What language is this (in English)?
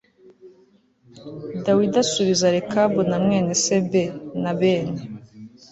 Kinyarwanda